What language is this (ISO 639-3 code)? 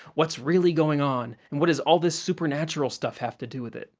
eng